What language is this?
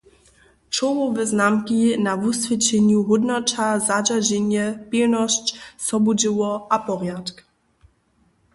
Upper Sorbian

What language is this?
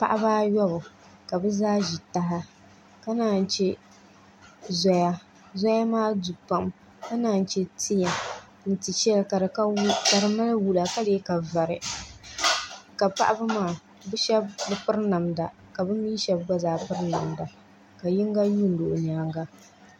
Dagbani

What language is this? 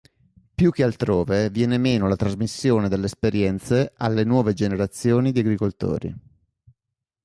Italian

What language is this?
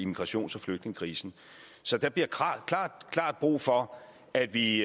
Danish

